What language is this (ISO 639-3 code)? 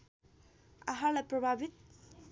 nep